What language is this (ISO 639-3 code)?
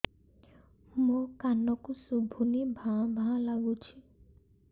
ori